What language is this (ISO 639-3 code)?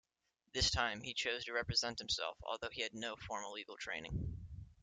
eng